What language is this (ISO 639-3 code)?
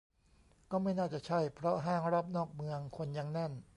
tha